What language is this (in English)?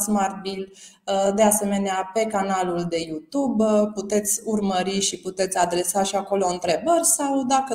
Romanian